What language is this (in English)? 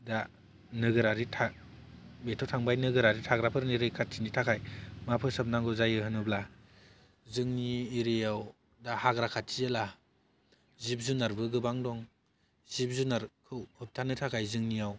Bodo